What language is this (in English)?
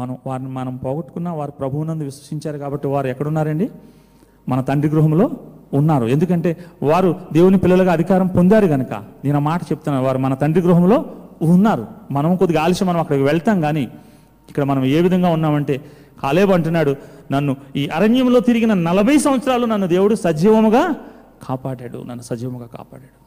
Telugu